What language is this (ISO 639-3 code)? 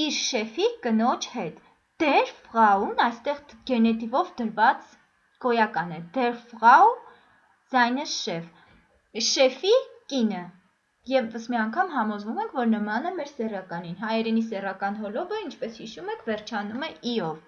hye